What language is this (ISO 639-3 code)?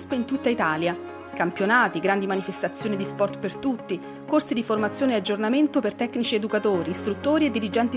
ita